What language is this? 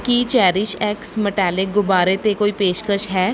Punjabi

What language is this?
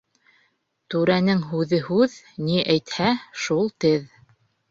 Bashkir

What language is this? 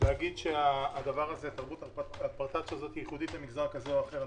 Hebrew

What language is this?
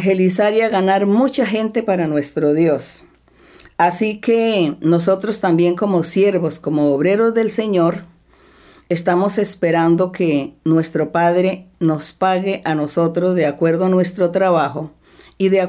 Spanish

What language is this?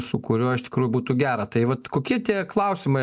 Lithuanian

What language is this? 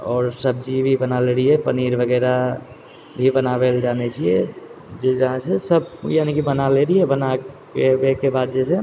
Maithili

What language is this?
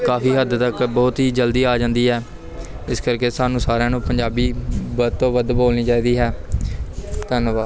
Punjabi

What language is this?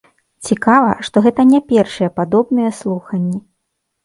Belarusian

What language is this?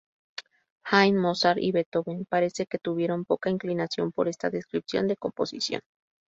Spanish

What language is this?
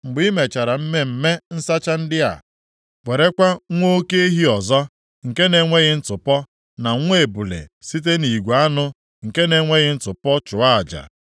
Igbo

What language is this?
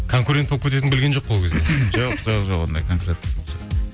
Kazakh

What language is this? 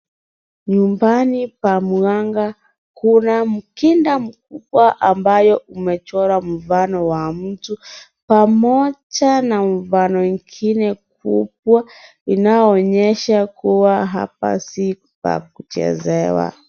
Swahili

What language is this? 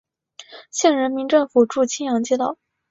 Chinese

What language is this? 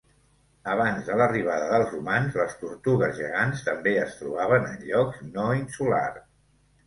Catalan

